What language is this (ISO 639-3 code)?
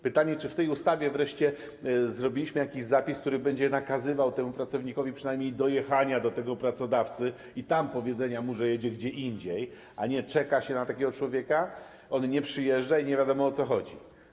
pol